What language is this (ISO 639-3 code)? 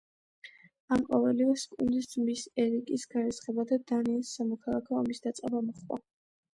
kat